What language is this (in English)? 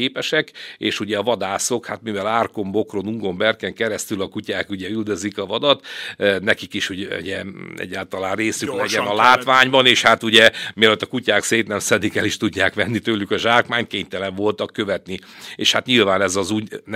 Hungarian